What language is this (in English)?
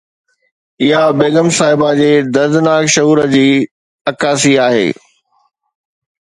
Sindhi